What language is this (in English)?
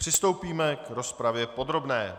Czech